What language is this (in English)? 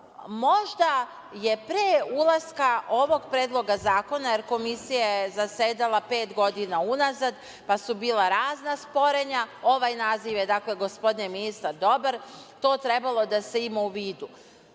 Serbian